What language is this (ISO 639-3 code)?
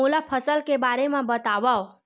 hne